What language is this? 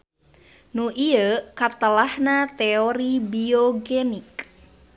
Sundanese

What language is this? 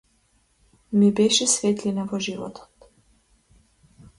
Macedonian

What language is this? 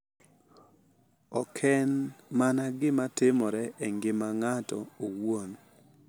Luo (Kenya and Tanzania)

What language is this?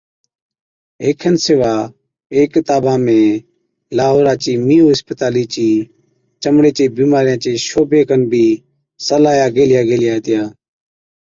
Od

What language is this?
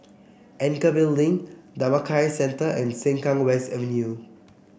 English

